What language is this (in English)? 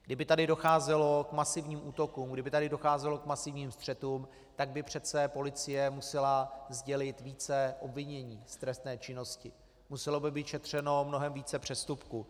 Czech